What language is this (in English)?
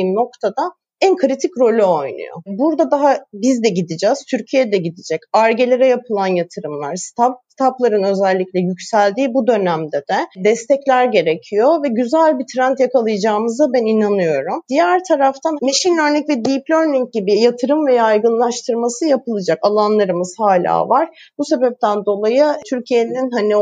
Turkish